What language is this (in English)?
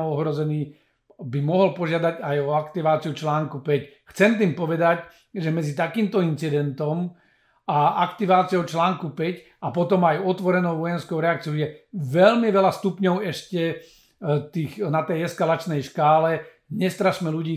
Slovak